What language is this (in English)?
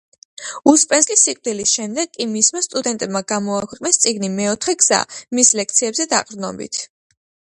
Georgian